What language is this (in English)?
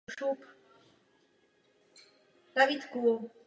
Czech